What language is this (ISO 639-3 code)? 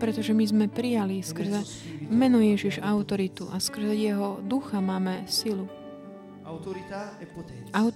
slk